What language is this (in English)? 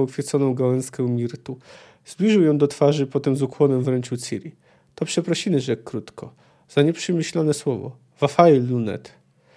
Polish